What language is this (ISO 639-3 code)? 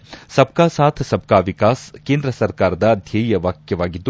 kan